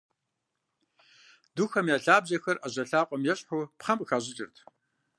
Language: Kabardian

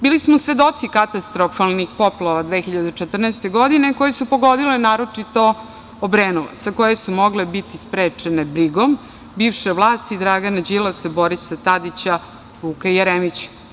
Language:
Serbian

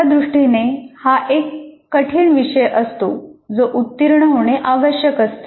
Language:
Marathi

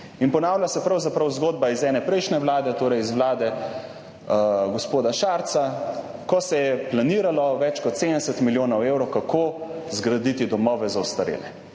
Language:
Slovenian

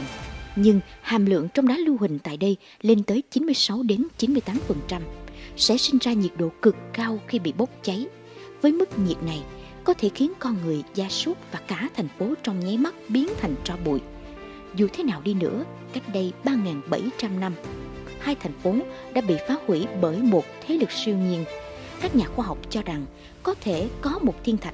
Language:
Vietnamese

